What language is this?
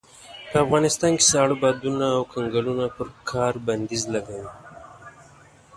Pashto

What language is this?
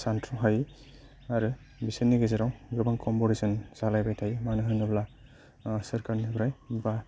Bodo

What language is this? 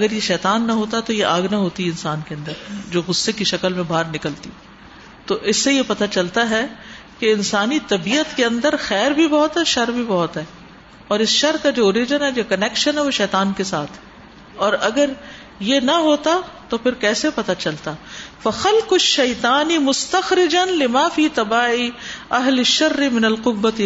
Urdu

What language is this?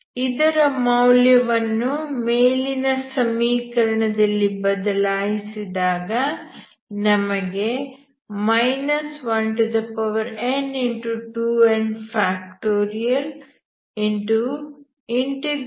Kannada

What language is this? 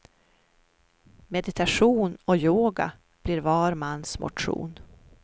Swedish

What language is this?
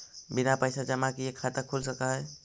Magahi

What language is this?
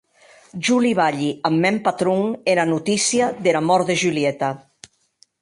Occitan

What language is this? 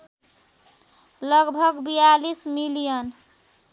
Nepali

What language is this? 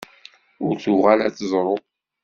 Kabyle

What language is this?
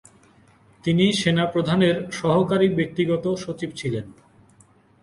Bangla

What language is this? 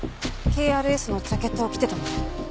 Japanese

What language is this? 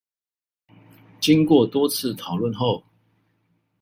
Chinese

